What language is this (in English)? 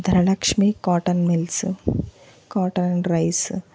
Telugu